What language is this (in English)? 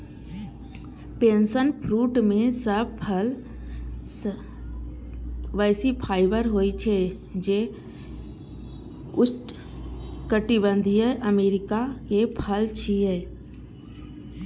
Maithili